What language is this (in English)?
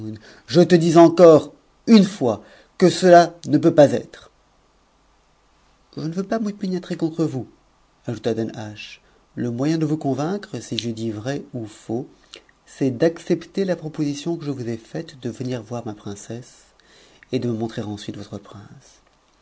French